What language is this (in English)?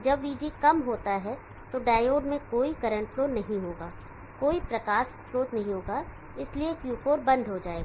Hindi